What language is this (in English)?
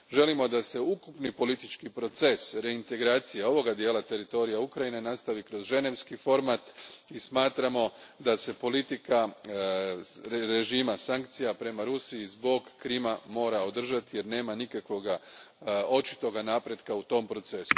Croatian